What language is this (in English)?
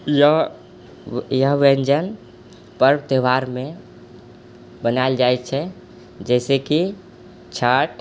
Maithili